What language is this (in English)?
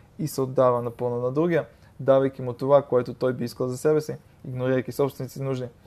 Bulgarian